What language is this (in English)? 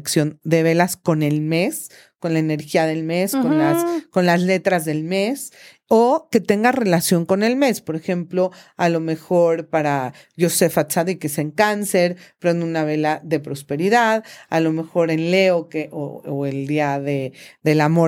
Spanish